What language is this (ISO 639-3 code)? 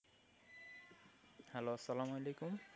ben